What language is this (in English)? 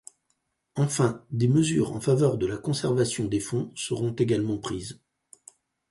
French